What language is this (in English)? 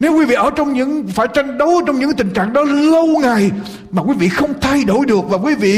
Vietnamese